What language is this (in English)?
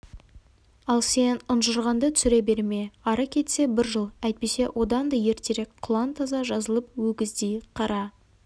Kazakh